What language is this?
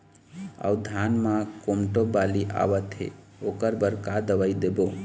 Chhattisgarhi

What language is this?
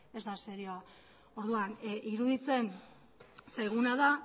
Basque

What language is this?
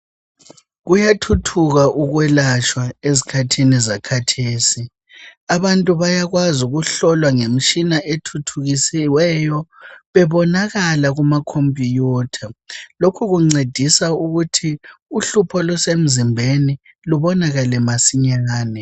North Ndebele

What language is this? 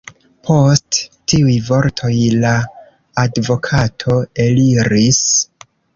Esperanto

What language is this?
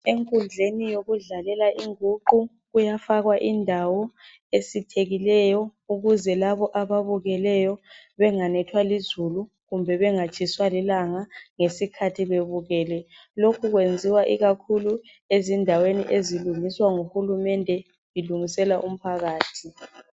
North Ndebele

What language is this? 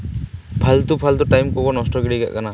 Santali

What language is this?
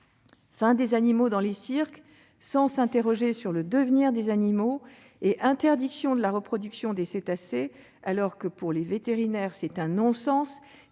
French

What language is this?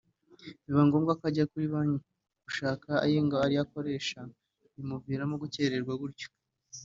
Kinyarwanda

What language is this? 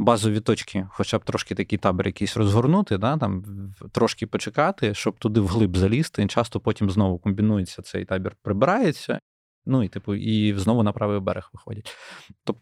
Ukrainian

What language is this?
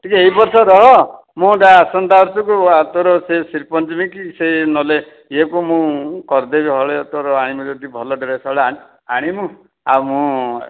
Odia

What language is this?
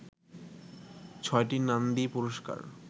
Bangla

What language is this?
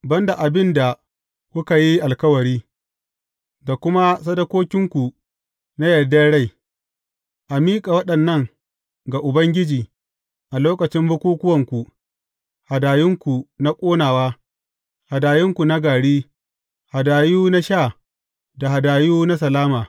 Hausa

